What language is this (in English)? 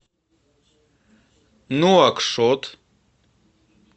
Russian